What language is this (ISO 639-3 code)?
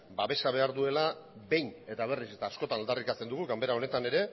eus